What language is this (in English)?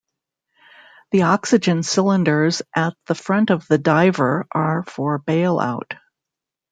English